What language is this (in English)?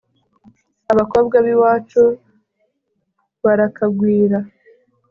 Kinyarwanda